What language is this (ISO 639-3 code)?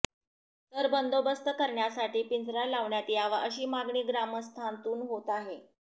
mar